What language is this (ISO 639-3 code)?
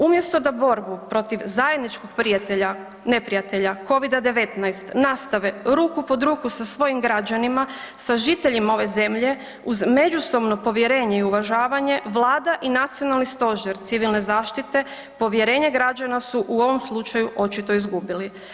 hrv